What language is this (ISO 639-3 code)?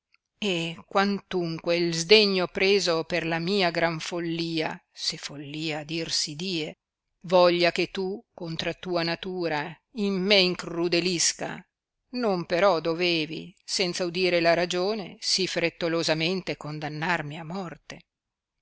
ita